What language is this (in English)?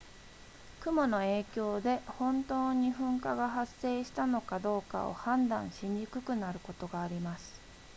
Japanese